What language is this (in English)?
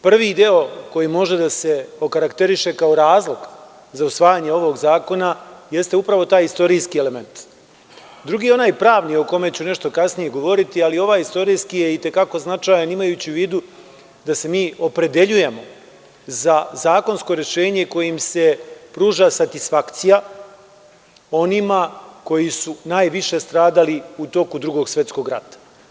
Serbian